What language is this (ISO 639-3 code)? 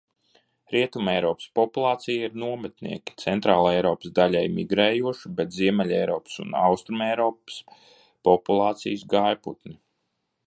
lav